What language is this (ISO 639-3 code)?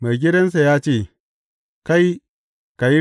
hau